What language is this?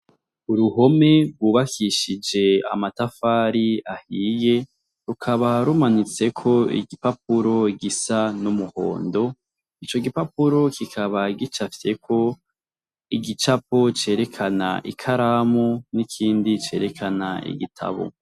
Rundi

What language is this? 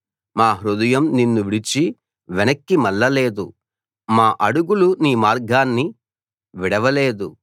Telugu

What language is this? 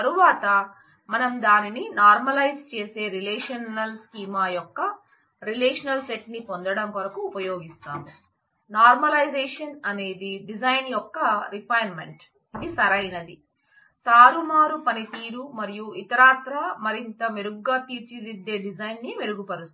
Telugu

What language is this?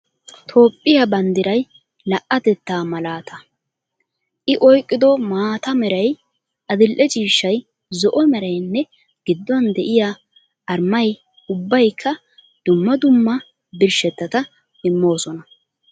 Wolaytta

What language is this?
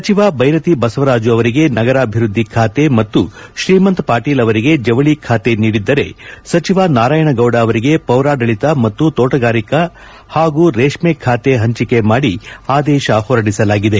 Kannada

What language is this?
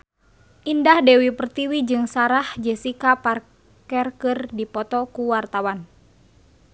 Sundanese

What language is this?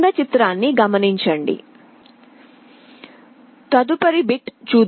Telugu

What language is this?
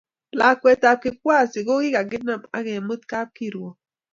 Kalenjin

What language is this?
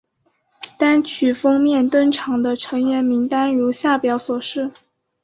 Chinese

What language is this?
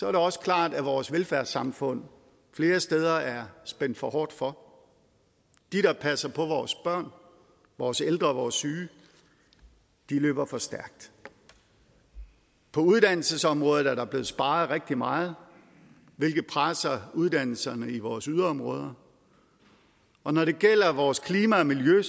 Danish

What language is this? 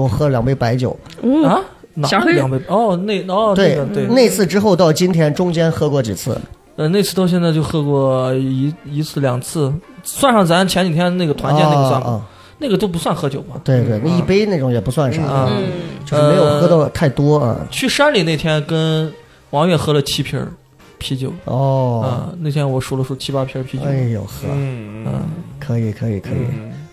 Chinese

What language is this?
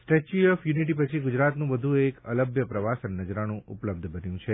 Gujarati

